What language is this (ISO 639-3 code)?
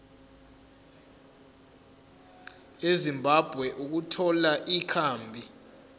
zul